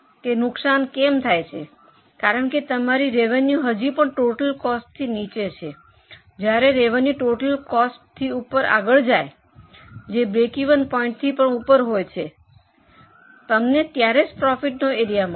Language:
Gujarati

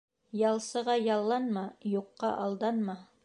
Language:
Bashkir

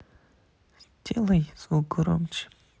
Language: Russian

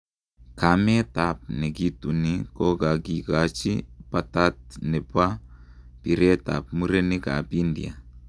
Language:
Kalenjin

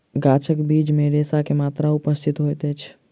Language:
Maithili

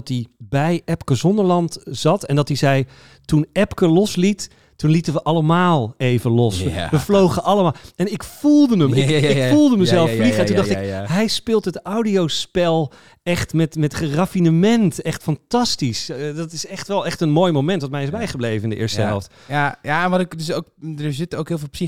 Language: Dutch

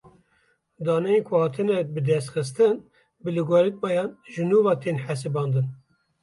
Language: Kurdish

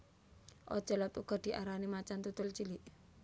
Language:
Javanese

